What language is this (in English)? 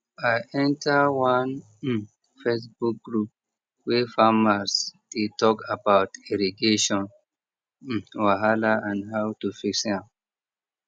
Nigerian Pidgin